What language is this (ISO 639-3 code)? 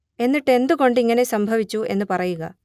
mal